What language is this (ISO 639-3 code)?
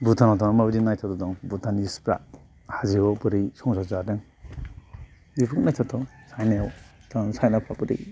brx